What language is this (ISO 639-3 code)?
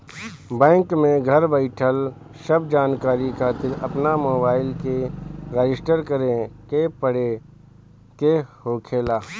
bho